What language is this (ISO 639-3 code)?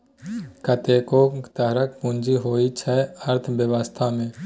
mai